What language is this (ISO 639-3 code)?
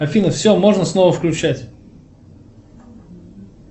rus